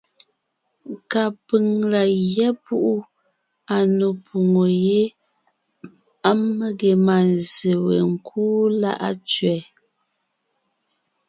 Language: Ngiemboon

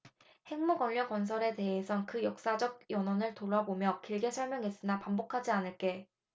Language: Korean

